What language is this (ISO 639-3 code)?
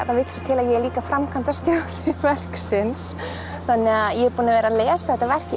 isl